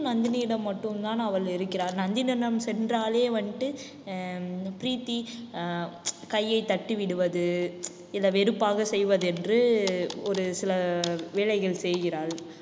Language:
Tamil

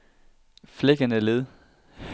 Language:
Danish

